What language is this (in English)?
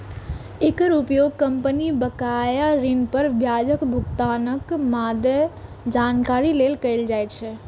Maithili